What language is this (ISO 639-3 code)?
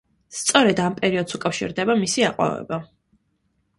kat